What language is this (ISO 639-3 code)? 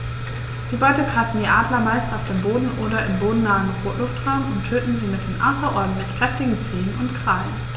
deu